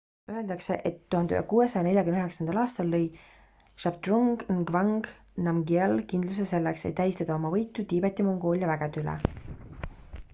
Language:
Estonian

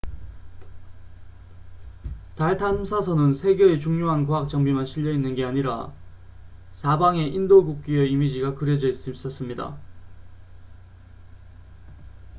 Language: Korean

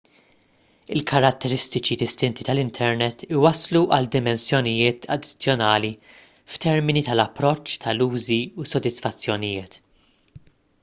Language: Maltese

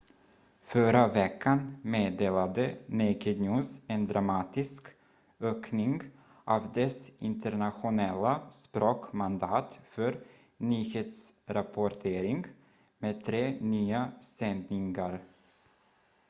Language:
Swedish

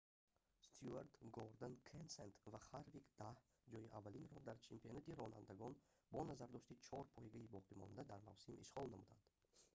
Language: Tajik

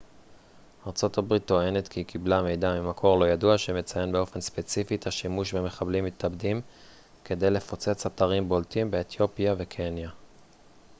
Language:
Hebrew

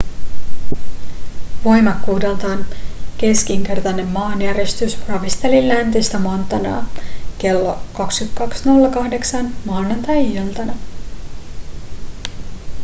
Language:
Finnish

